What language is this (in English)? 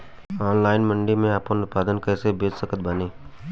Bhojpuri